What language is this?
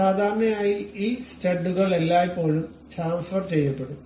Malayalam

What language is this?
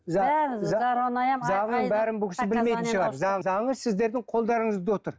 Kazakh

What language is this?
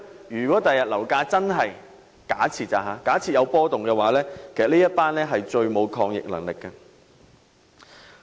Cantonese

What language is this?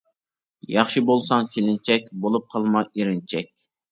Uyghur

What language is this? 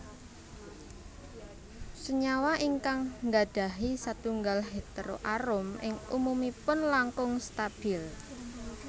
Javanese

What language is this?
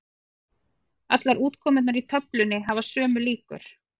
Icelandic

